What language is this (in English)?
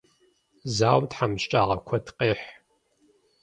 Kabardian